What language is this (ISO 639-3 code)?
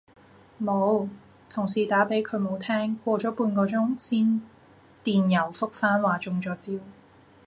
yue